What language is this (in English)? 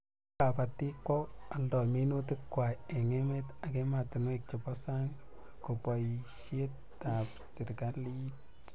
Kalenjin